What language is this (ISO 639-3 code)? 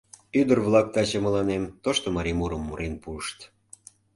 chm